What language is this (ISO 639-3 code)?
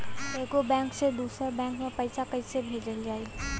bho